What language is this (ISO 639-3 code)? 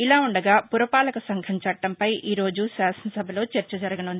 tel